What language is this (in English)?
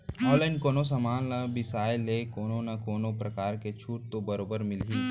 Chhattisgarhi